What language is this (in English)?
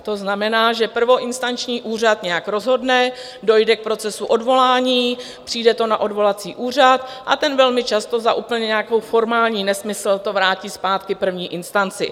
Czech